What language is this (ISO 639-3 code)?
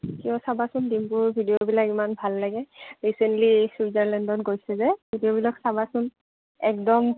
asm